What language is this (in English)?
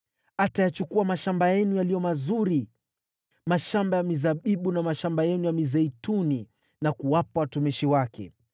Swahili